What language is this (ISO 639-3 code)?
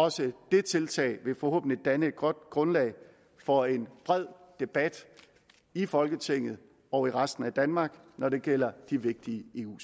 dan